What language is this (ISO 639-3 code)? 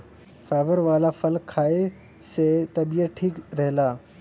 bho